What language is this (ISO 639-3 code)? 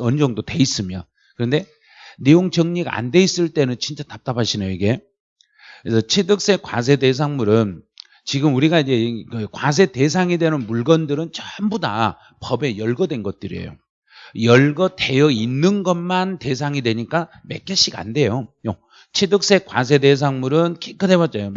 kor